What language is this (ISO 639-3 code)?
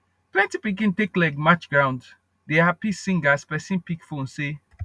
pcm